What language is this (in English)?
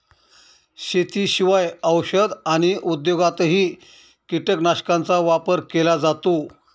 Marathi